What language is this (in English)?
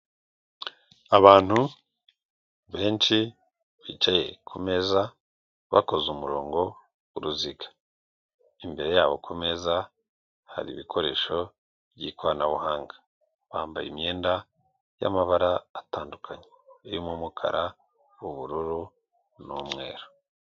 Kinyarwanda